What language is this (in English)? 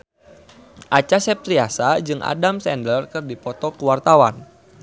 Sundanese